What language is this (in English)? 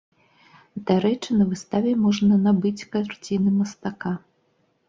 Belarusian